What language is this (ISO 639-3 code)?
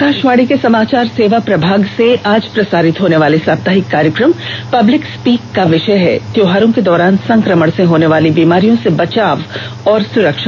hin